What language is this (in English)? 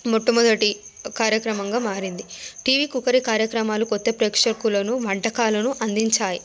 Telugu